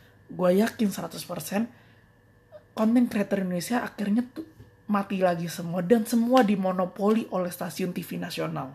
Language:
Indonesian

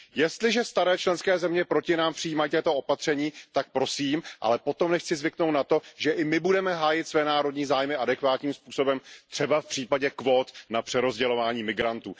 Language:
Czech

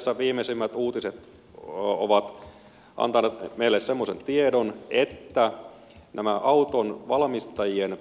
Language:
Finnish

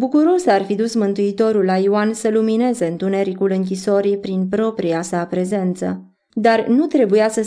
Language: Romanian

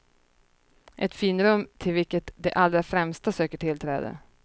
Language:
Swedish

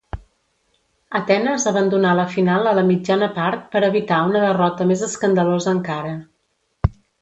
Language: Catalan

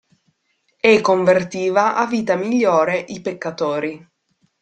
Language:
Italian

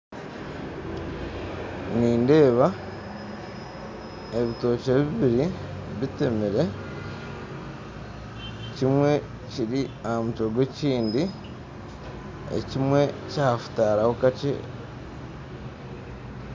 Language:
Nyankole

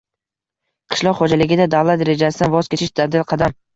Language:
Uzbek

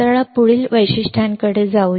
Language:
Marathi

